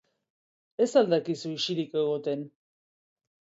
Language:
Basque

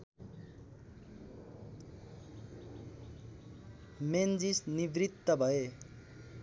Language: Nepali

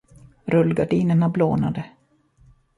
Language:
Swedish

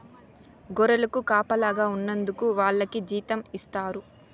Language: Telugu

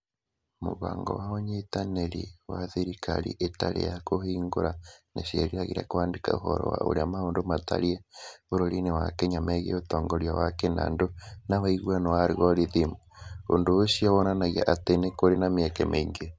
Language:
Kikuyu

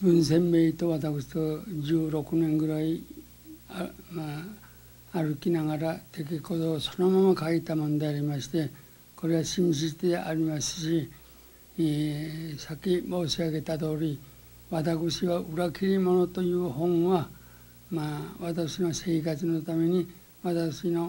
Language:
Japanese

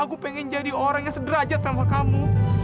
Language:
Indonesian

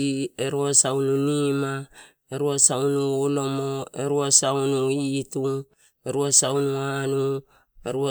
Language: Torau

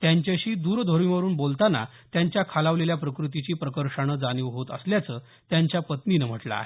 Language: Marathi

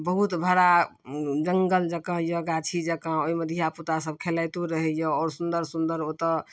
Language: Maithili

